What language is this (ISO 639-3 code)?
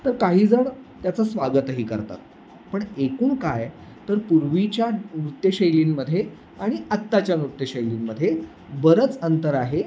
mar